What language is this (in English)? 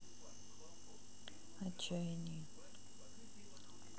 Russian